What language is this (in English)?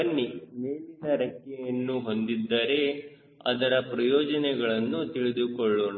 Kannada